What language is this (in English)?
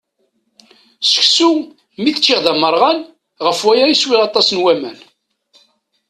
Kabyle